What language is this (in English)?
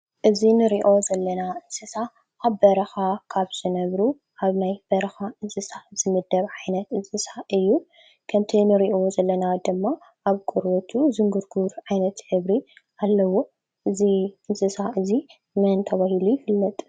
Tigrinya